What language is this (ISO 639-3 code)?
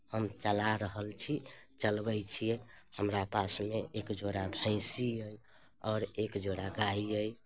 mai